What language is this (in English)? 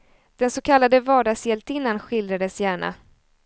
Swedish